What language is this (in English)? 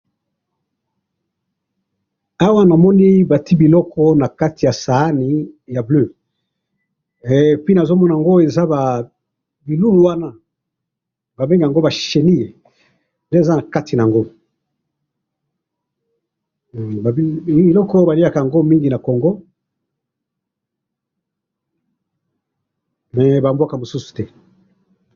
Lingala